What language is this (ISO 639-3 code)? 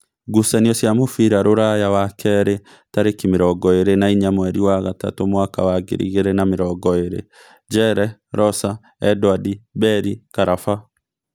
kik